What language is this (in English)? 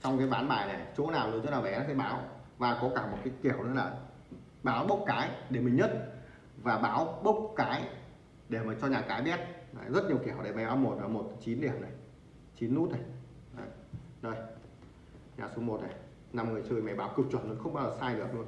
Vietnamese